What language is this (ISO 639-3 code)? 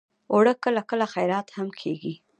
pus